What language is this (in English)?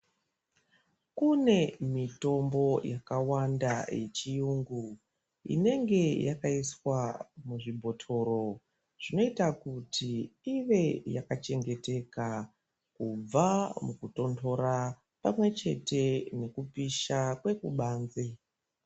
Ndau